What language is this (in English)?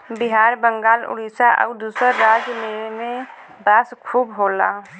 Bhojpuri